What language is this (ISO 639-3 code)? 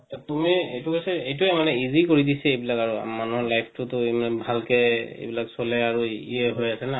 asm